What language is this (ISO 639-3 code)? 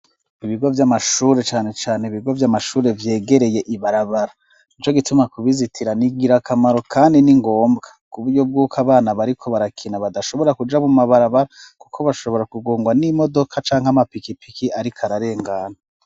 run